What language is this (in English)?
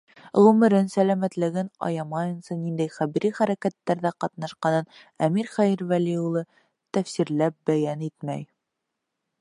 Bashkir